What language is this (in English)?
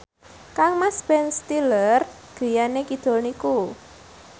Javanese